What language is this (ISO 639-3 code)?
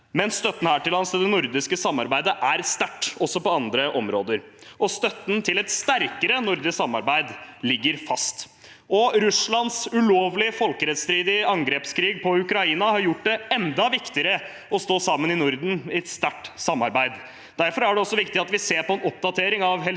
nor